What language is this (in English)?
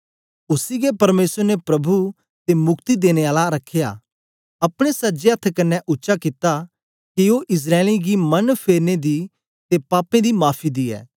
Dogri